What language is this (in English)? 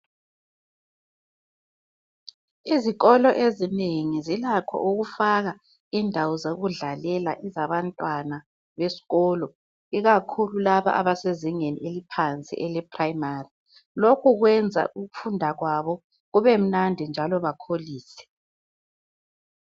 North Ndebele